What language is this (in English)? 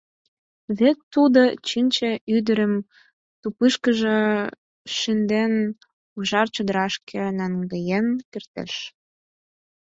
Mari